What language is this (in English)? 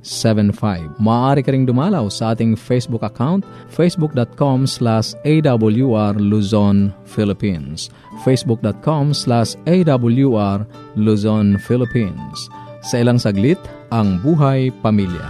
Filipino